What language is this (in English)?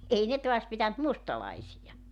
Finnish